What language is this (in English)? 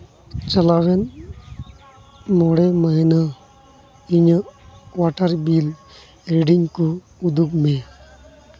Santali